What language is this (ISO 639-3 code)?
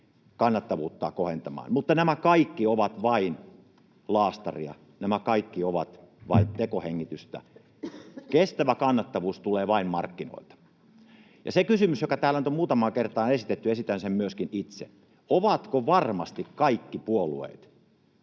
fin